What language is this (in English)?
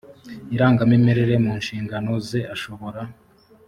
Kinyarwanda